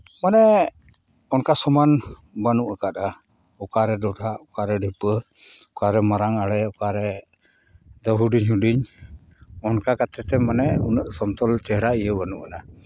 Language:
Santali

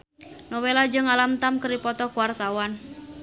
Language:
Sundanese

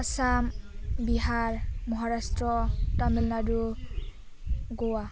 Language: Bodo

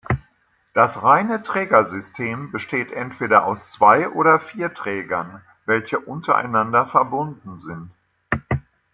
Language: German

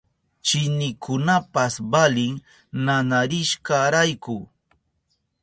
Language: Southern Pastaza Quechua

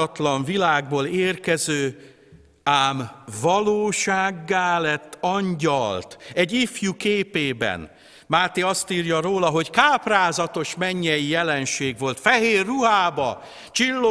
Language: Hungarian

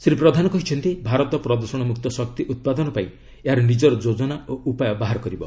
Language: Odia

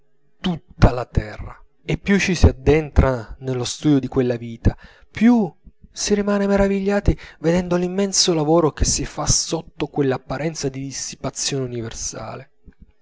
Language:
Italian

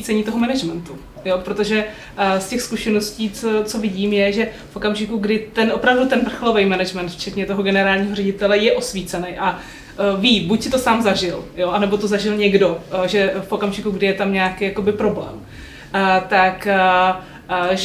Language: Czech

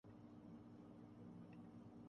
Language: Urdu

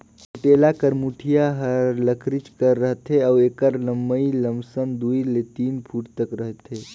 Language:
Chhattisgarhi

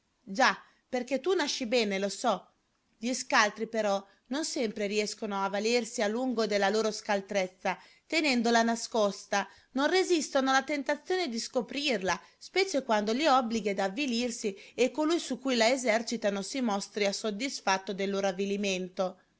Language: Italian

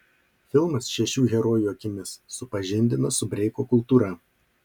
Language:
Lithuanian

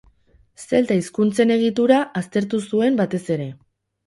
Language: Basque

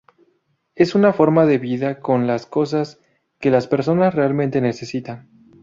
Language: Spanish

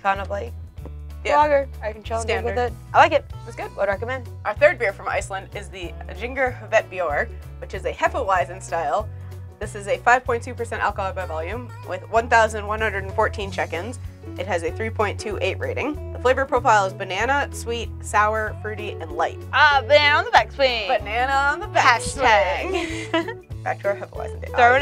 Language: English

